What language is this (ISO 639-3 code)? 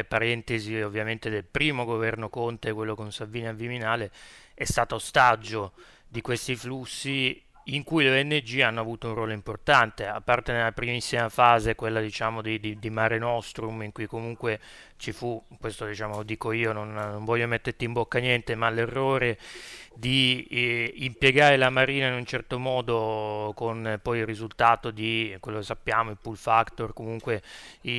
ita